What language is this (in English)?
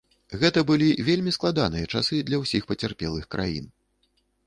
Belarusian